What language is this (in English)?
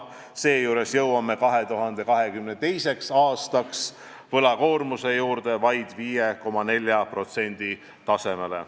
Estonian